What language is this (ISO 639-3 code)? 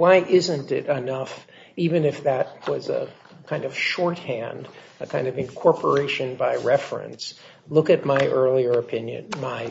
eng